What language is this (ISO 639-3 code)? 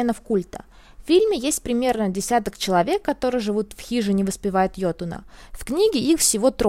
rus